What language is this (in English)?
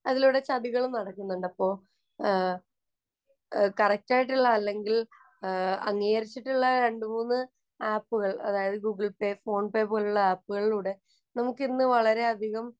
Malayalam